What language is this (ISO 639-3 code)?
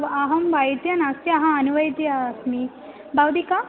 san